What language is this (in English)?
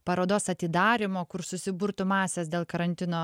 Lithuanian